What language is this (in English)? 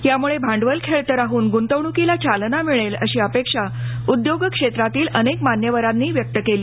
Marathi